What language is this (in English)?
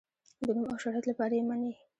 Pashto